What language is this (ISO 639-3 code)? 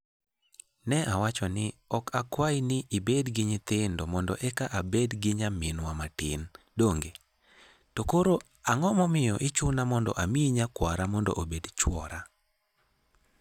luo